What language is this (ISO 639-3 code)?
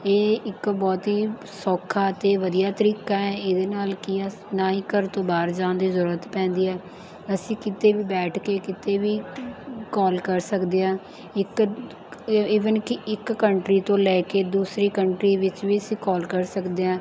pan